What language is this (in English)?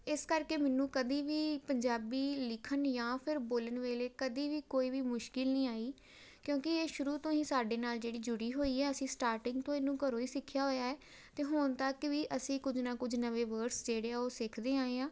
Punjabi